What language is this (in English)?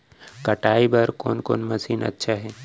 Chhattisgarhi